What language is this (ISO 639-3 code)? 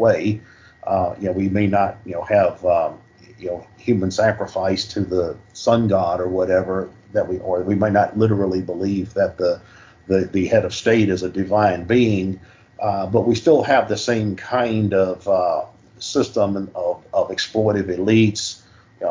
eng